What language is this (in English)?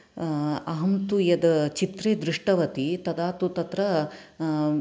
Sanskrit